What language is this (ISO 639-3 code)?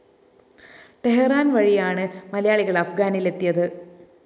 mal